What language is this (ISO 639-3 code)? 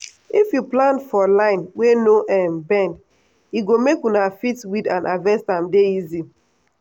pcm